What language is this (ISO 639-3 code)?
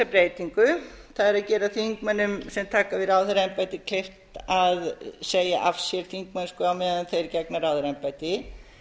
isl